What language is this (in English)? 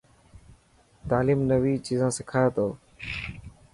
Dhatki